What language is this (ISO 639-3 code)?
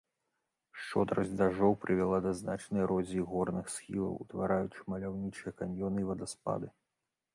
bel